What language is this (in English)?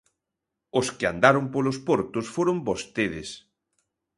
Galician